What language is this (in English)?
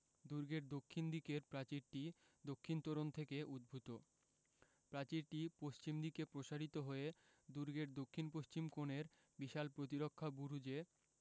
Bangla